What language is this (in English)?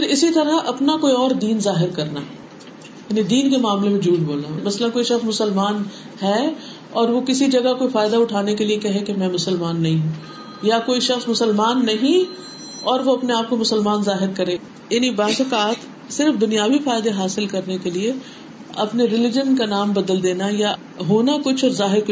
Urdu